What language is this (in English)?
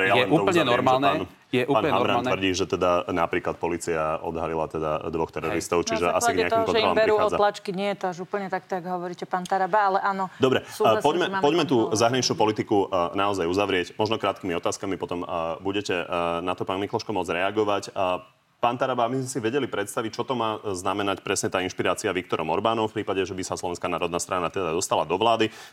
Slovak